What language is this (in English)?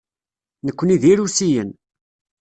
Kabyle